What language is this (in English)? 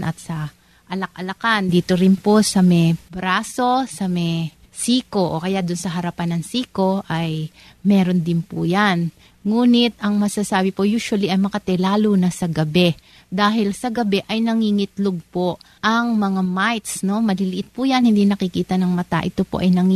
Filipino